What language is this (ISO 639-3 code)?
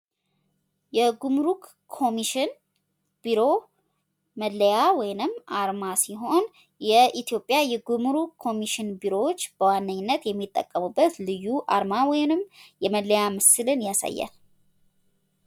amh